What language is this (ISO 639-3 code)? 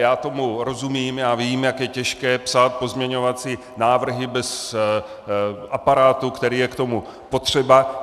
ces